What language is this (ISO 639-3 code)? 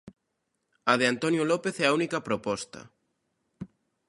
glg